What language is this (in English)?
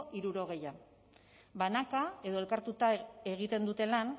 Basque